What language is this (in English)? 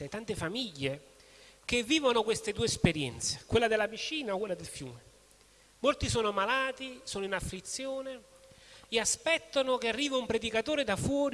Italian